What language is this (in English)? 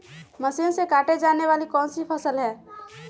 Magahi